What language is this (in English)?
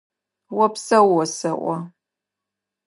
Adyghe